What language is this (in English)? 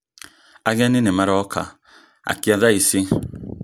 Kikuyu